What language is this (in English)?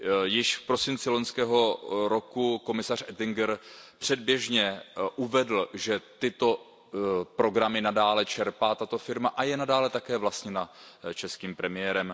Czech